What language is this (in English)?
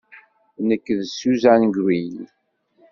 Kabyle